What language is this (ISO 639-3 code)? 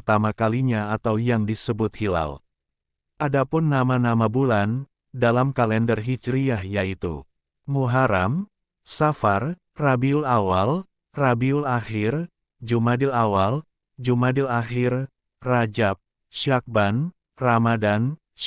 ind